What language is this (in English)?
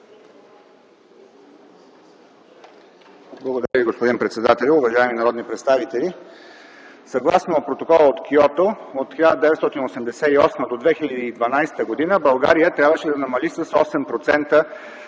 Bulgarian